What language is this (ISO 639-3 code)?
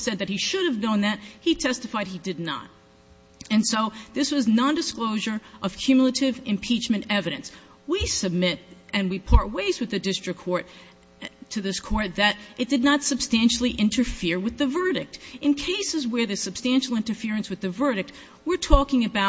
eng